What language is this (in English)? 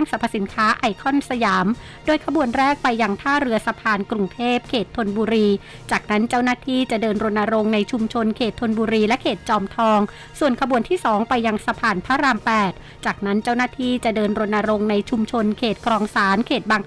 Thai